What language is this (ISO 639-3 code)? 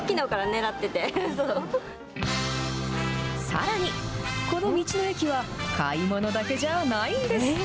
jpn